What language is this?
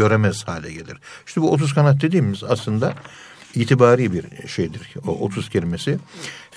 Turkish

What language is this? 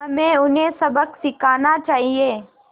Hindi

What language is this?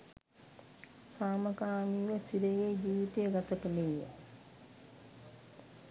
Sinhala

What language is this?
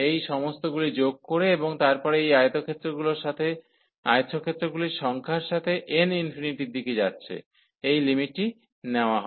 Bangla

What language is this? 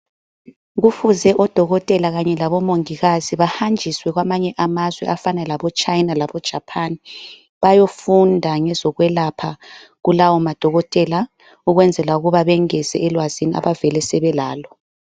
North Ndebele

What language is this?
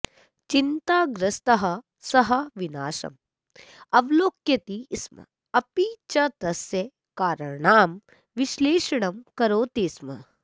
Sanskrit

